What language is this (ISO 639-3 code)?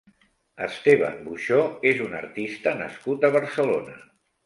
cat